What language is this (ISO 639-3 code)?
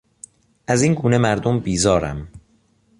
fas